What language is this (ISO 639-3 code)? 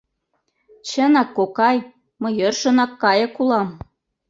chm